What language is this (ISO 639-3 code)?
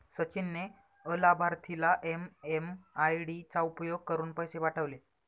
mar